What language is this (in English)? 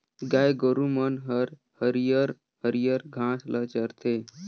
Chhattisgarhi